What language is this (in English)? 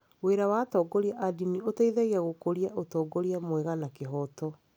Kikuyu